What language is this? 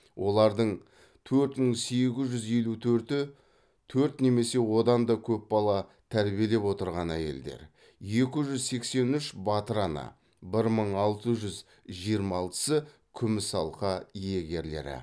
Kazakh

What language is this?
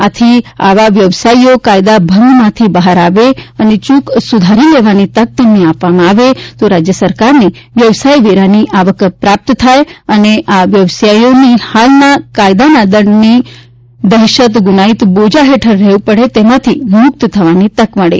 Gujarati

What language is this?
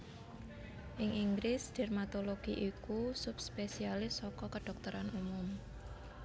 Javanese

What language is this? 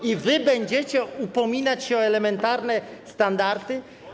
Polish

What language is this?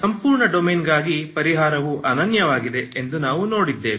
Kannada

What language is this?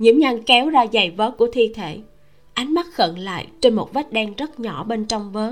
Vietnamese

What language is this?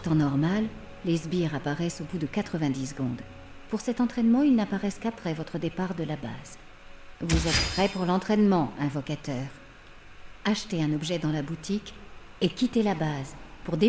French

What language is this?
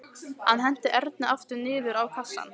Icelandic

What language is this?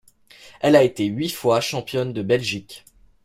French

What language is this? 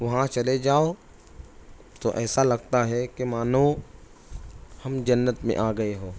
Urdu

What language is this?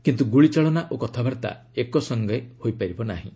Odia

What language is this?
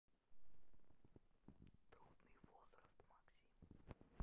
Russian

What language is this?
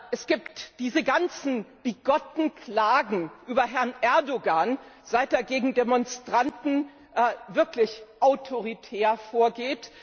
German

